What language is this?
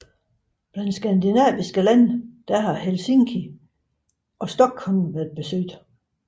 Danish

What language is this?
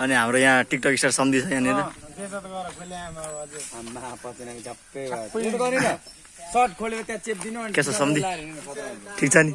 Nepali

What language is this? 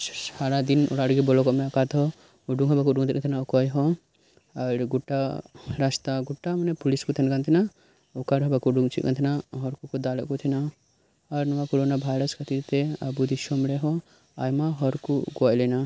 Santali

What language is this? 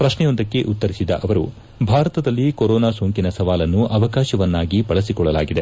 Kannada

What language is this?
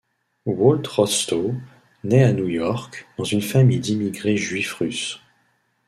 French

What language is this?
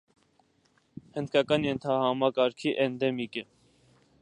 Armenian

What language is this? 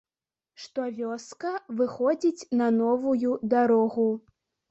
Belarusian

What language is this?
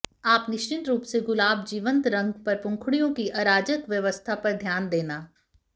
Hindi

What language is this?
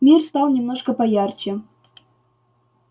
Russian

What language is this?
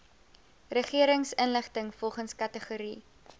Afrikaans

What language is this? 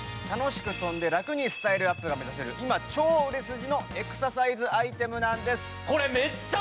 Japanese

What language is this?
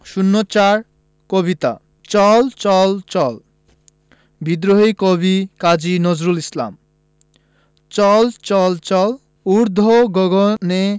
Bangla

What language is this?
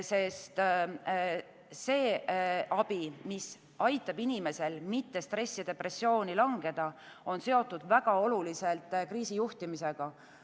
Estonian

